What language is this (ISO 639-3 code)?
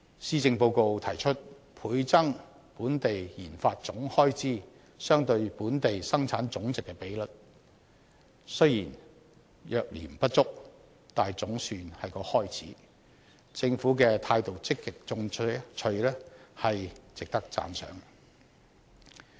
yue